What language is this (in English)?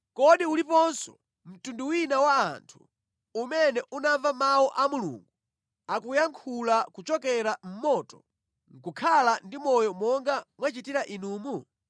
Nyanja